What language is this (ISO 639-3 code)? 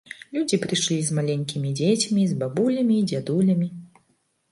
bel